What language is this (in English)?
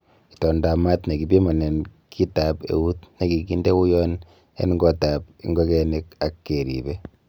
Kalenjin